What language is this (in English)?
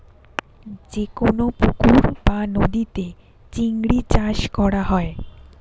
Bangla